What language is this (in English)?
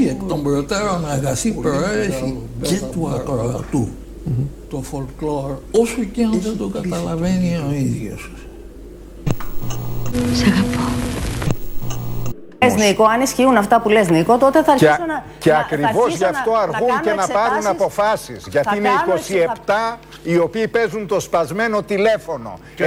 Greek